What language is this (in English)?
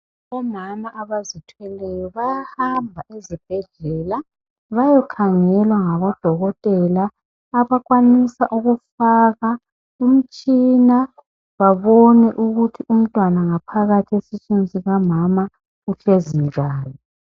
North Ndebele